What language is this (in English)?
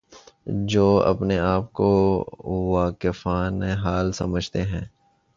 Urdu